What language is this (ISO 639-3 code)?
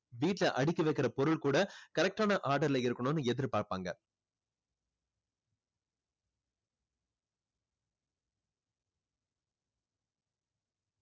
tam